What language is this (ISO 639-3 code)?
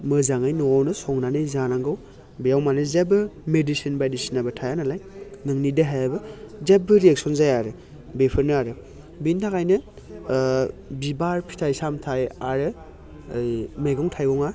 brx